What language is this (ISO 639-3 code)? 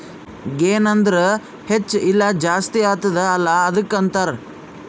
kan